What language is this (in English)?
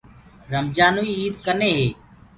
Gurgula